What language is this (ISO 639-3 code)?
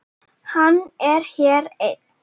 isl